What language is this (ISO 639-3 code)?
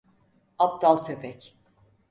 tur